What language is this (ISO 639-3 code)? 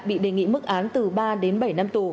vie